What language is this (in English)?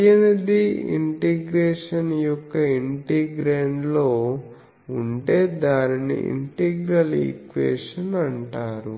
Telugu